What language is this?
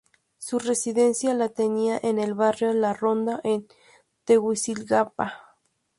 Spanish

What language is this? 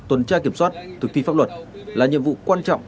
Vietnamese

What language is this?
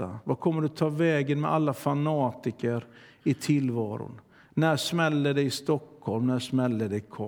Swedish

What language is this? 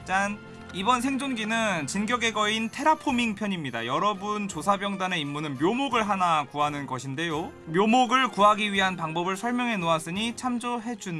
Korean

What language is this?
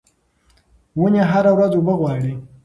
Pashto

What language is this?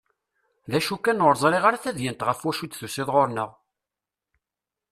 Kabyle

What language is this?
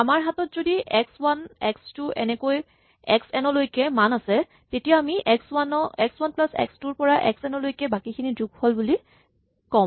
Assamese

